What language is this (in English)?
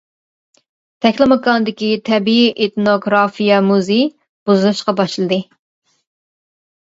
Uyghur